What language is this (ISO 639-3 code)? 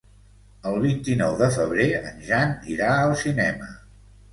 cat